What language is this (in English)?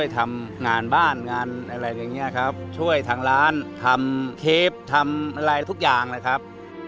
Thai